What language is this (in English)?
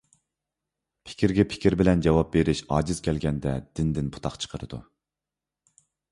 Uyghur